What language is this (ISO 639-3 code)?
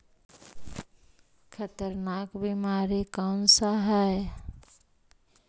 mag